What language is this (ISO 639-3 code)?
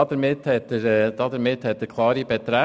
gsw